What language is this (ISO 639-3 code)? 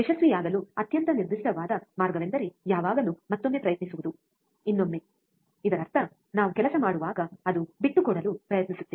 kan